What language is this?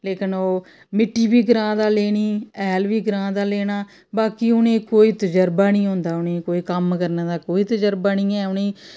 Dogri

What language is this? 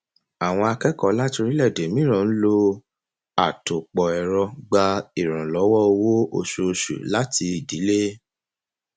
Yoruba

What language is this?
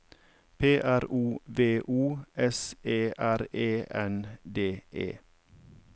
Norwegian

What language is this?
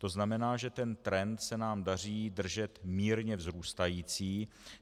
Czech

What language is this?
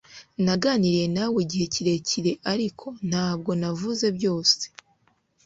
Kinyarwanda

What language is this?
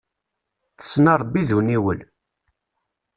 Kabyle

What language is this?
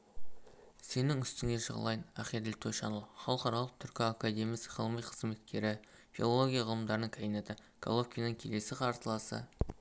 Kazakh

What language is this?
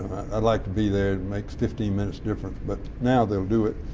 English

